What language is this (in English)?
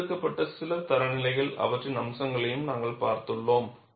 Tamil